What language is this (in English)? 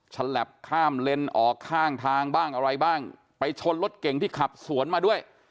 Thai